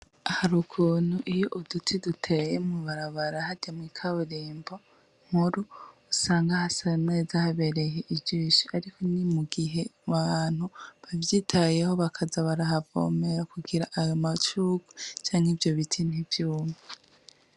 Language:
Rundi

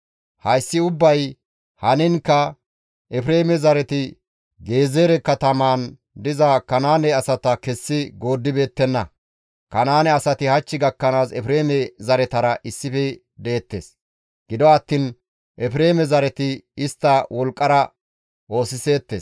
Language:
Gamo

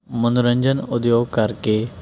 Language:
Punjabi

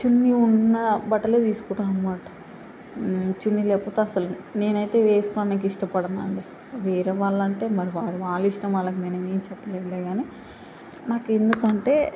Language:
Telugu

